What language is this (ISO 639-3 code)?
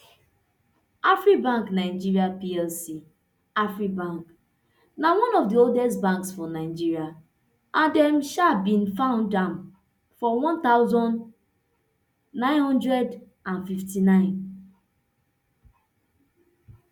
pcm